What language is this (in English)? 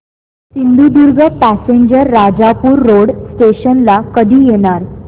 Marathi